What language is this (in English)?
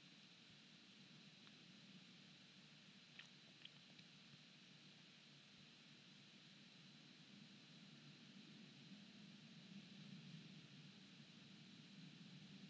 Dutch